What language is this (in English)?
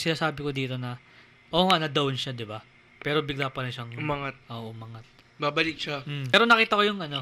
Filipino